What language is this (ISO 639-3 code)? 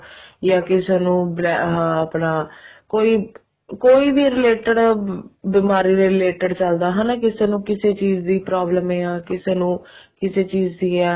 pan